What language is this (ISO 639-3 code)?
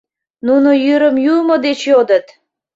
chm